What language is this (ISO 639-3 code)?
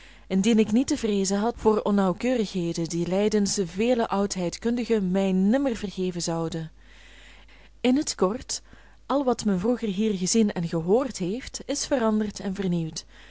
nld